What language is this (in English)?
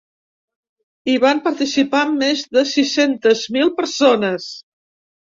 Catalan